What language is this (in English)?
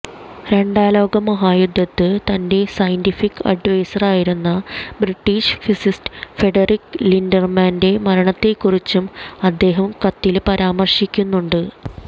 Malayalam